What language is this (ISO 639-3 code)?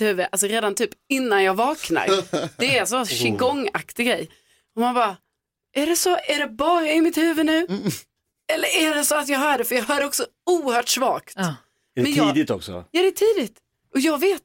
swe